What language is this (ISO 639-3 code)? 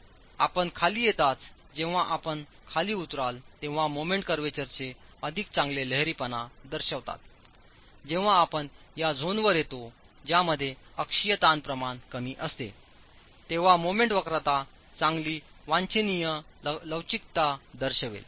mar